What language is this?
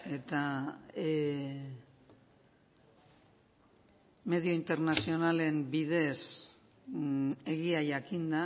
Basque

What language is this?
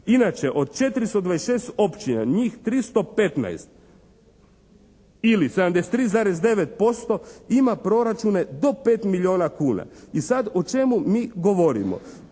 Croatian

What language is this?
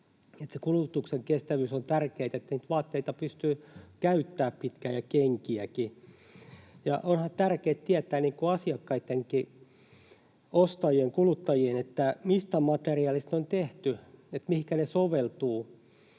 Finnish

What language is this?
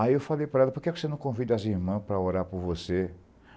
Portuguese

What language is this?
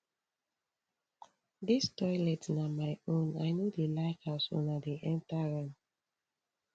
Nigerian Pidgin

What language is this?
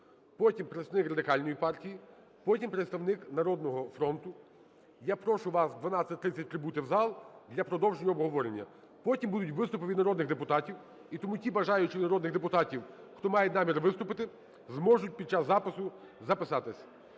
Ukrainian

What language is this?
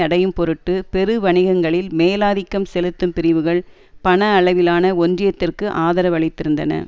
Tamil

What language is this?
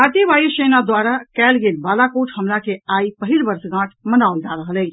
Maithili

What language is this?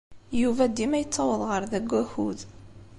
Kabyle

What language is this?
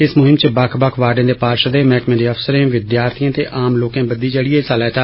Dogri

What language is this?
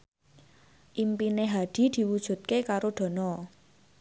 Javanese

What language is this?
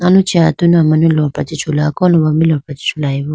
Idu-Mishmi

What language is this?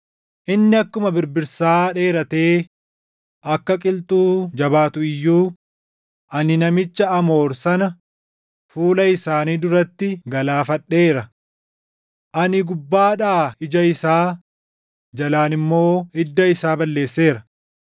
Oromo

